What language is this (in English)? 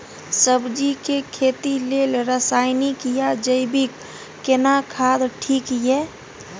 Maithili